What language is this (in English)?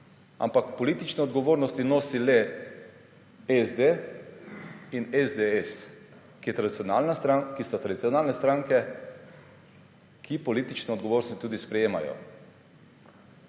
Slovenian